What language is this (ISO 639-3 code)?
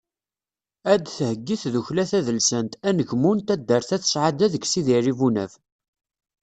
kab